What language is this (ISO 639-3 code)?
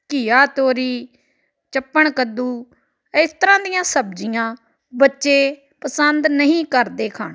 pan